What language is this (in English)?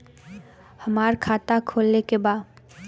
Bhojpuri